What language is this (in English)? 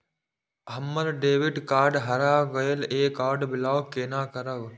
Maithili